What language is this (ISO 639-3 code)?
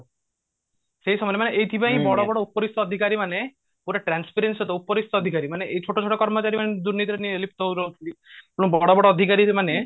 ori